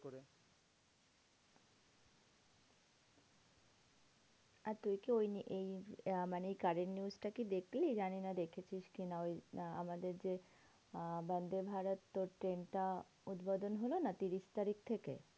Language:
Bangla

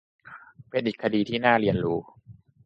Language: Thai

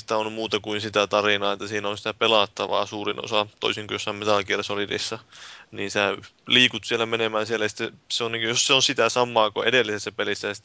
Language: Finnish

